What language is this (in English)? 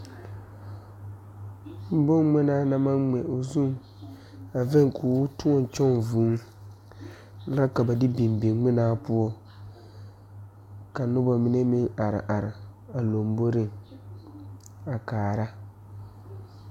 Southern Dagaare